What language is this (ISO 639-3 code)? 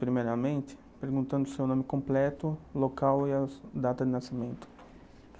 por